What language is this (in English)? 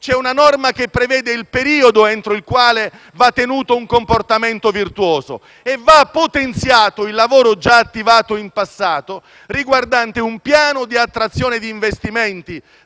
Italian